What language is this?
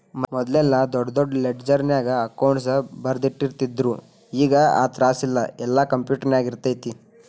Kannada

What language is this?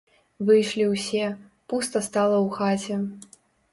Belarusian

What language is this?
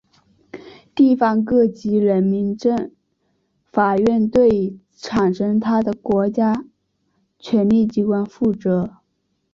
Chinese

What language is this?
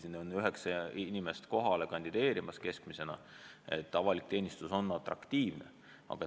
Estonian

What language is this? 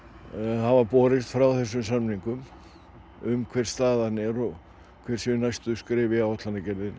Icelandic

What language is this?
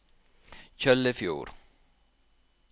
Norwegian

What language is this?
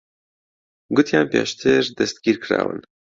Central Kurdish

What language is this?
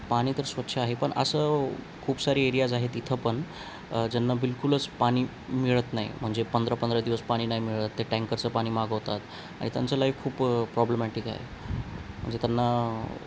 Marathi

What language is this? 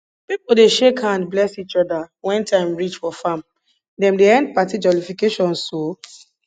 Nigerian Pidgin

